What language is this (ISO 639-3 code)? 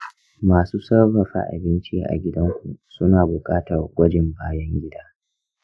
hau